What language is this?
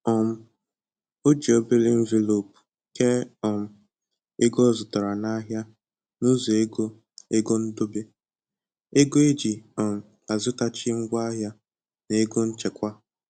Igbo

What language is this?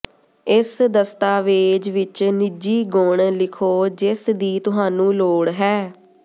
Punjabi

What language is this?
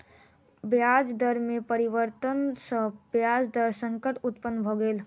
Maithili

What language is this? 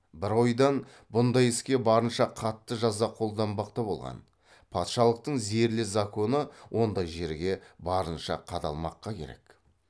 Kazakh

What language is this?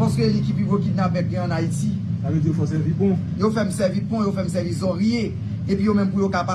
French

